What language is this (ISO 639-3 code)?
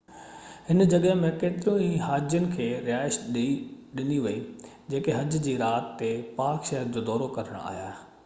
snd